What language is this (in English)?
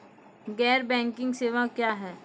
Maithili